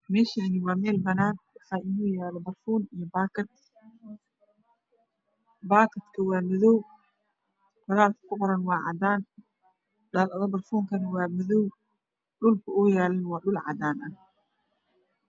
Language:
Somali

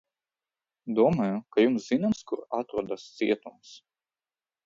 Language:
Latvian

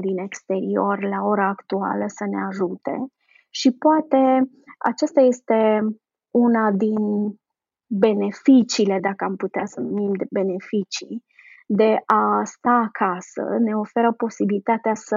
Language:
Romanian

